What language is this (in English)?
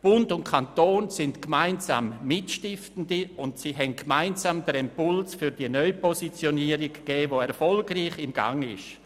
Swiss German